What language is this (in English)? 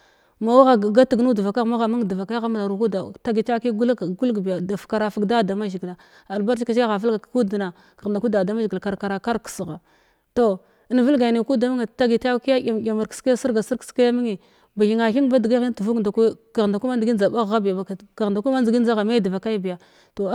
Glavda